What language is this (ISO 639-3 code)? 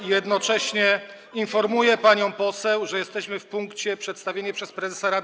pol